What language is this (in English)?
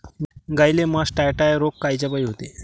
Marathi